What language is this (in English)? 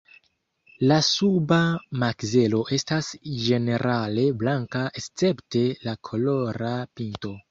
Esperanto